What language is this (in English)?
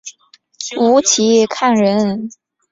Chinese